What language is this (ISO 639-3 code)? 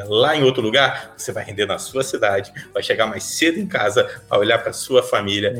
por